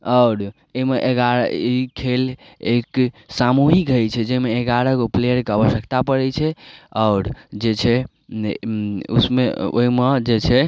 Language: Maithili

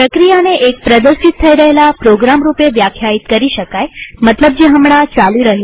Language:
Gujarati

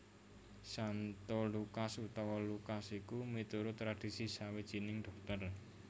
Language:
Javanese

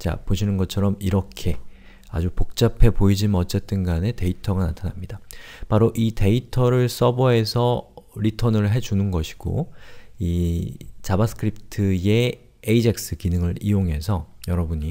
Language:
Korean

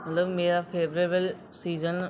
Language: Dogri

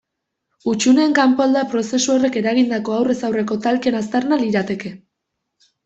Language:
Basque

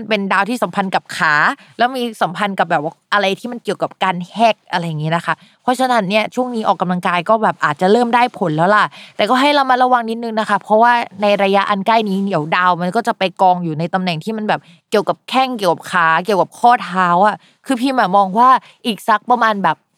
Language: Thai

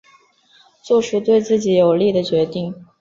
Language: Chinese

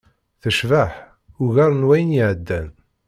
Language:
Kabyle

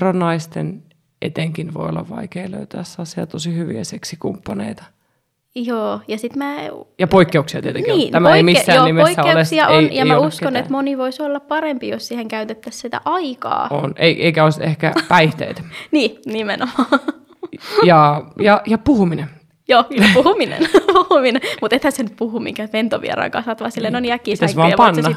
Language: Finnish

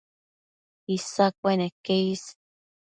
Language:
Matsés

